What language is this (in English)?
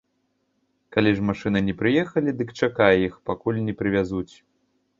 Belarusian